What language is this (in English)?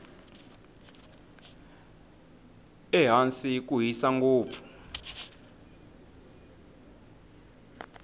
Tsonga